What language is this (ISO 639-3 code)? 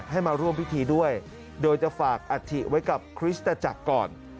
tha